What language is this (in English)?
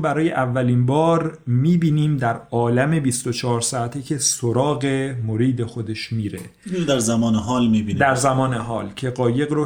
Persian